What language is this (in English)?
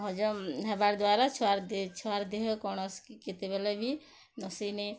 Odia